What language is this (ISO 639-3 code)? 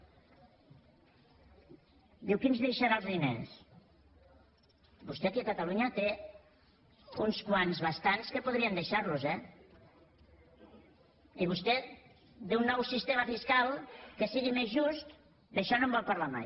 cat